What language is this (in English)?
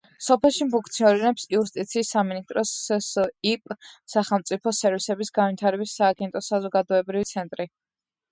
Georgian